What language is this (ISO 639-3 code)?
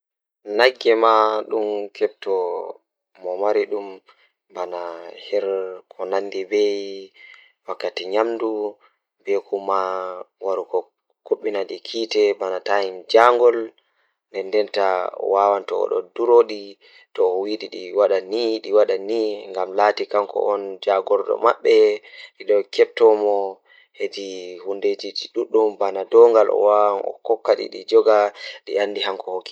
ful